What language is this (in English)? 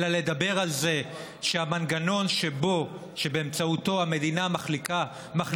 Hebrew